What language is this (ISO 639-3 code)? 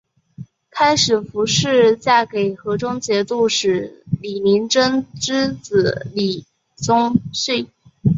zho